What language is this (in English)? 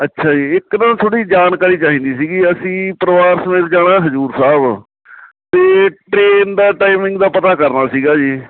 Punjabi